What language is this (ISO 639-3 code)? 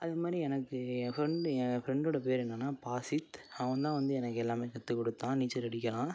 tam